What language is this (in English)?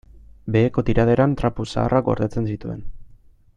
Basque